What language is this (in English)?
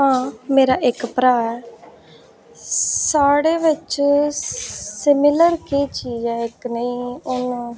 Dogri